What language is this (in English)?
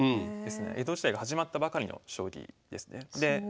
Japanese